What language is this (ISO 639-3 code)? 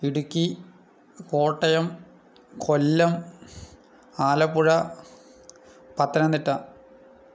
mal